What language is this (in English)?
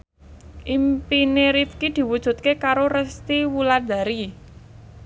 Javanese